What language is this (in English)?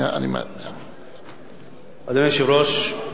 Hebrew